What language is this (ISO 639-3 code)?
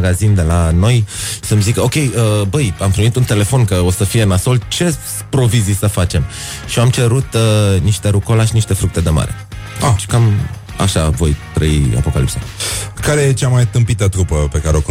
ron